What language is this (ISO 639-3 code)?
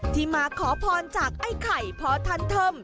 tha